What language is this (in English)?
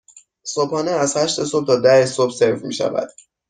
Persian